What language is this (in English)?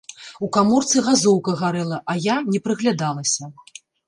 Belarusian